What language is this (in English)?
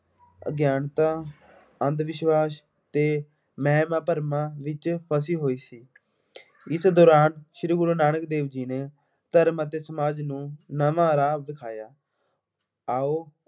Punjabi